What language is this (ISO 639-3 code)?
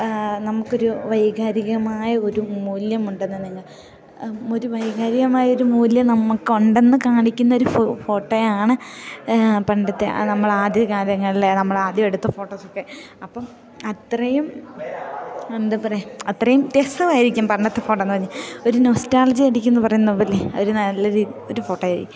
mal